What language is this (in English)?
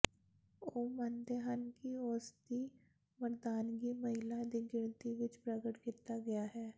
Punjabi